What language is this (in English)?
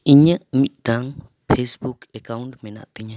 Santali